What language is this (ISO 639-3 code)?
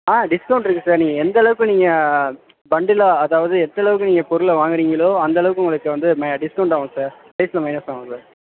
tam